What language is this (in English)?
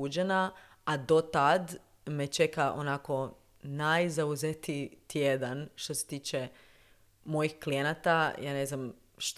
Croatian